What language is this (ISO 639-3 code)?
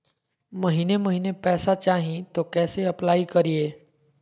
mag